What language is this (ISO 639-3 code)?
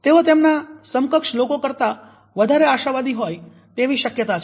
guj